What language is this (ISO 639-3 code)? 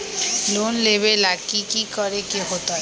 mag